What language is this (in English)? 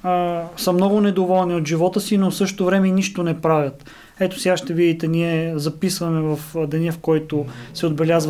Bulgarian